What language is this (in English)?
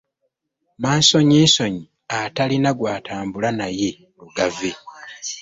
Ganda